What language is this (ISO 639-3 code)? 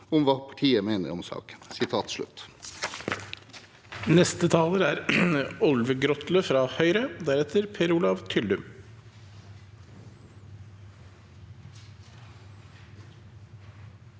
nor